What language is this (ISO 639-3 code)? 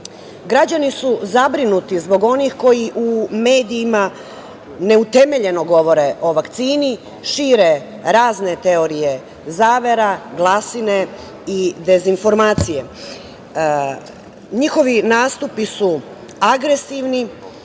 srp